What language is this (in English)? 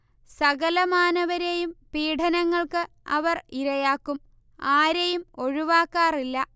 Malayalam